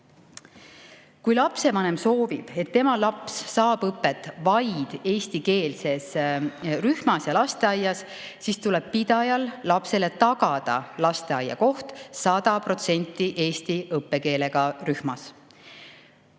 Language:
Estonian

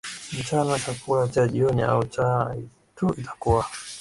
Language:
Swahili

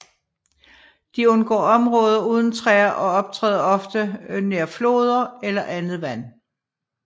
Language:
Danish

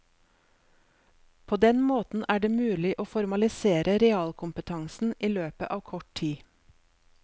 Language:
Norwegian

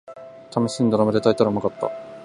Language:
Japanese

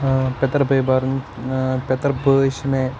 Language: Kashmiri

